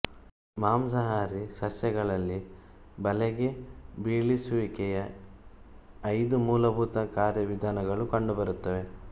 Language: Kannada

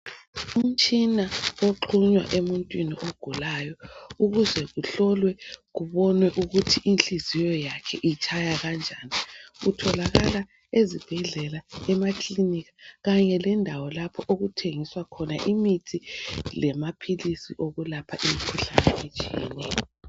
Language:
North Ndebele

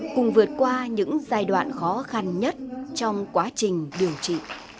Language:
Vietnamese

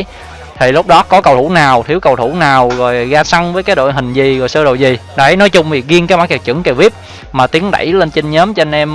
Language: Vietnamese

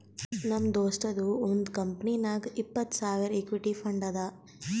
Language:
Kannada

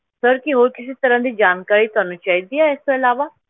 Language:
Punjabi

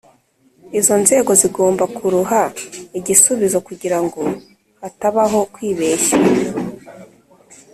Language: Kinyarwanda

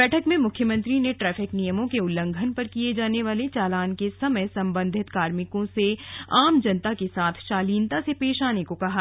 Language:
Hindi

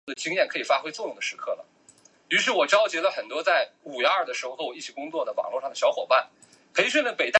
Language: Chinese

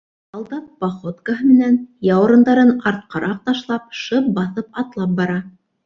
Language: Bashkir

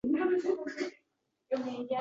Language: Uzbek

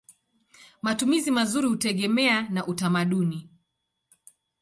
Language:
Swahili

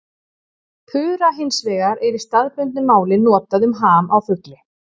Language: Icelandic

